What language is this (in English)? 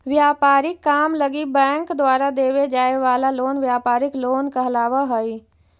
Magahi